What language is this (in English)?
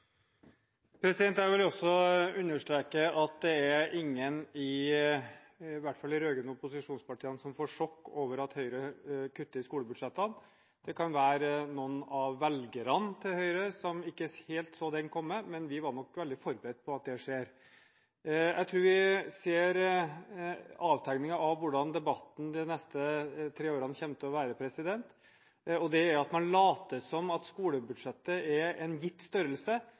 Norwegian Bokmål